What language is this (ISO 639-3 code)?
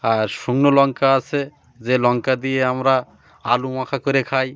ben